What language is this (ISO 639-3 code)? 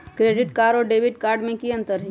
mag